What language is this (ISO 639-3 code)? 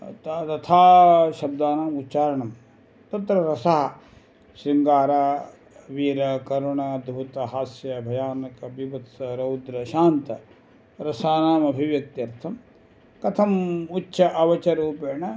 san